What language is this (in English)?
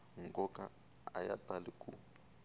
Tsonga